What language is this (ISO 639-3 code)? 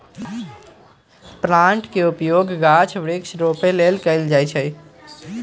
mag